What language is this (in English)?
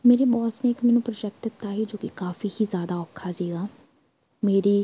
Punjabi